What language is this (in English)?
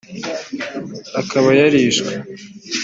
Kinyarwanda